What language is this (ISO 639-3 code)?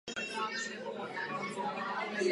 ces